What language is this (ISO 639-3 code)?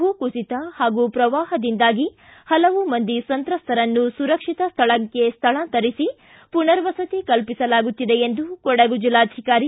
kan